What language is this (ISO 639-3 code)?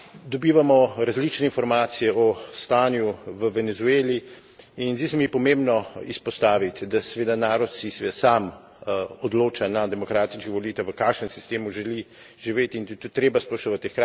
slv